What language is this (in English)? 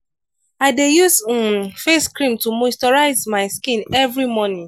Nigerian Pidgin